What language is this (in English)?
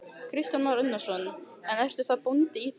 Icelandic